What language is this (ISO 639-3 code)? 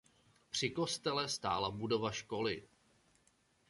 ces